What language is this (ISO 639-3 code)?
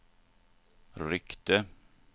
swe